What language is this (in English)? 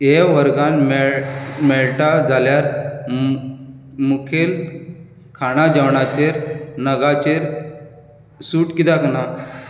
Konkani